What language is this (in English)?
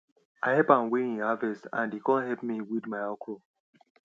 Nigerian Pidgin